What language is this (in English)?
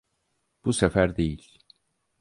Turkish